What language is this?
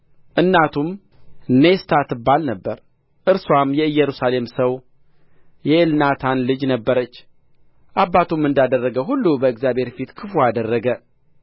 Amharic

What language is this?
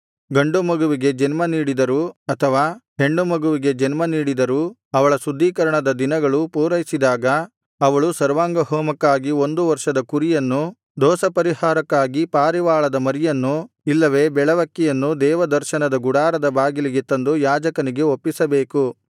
Kannada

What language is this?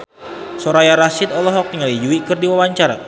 Sundanese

